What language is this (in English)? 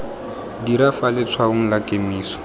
Tswana